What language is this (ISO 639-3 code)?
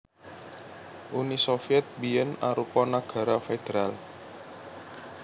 jav